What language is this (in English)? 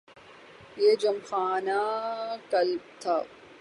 Urdu